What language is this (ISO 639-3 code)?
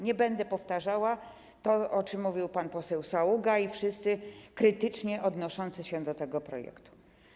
pol